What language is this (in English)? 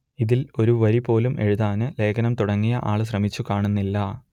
Malayalam